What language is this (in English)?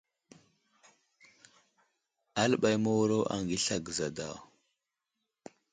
Wuzlam